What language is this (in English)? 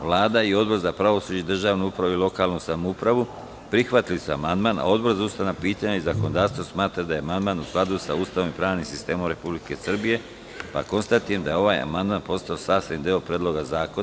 Serbian